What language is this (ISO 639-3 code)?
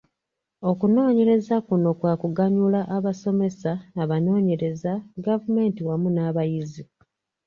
lug